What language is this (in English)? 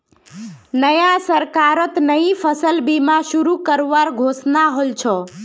Magahi